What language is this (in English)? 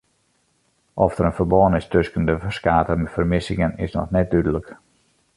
Western Frisian